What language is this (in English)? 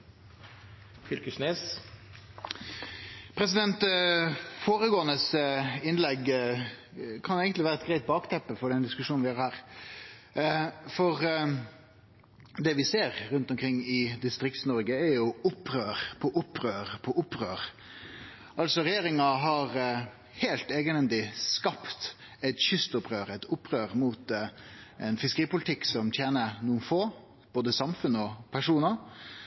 Norwegian Nynorsk